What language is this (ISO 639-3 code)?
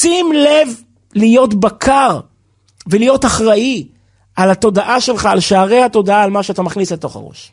heb